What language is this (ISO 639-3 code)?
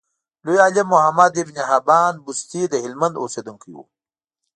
pus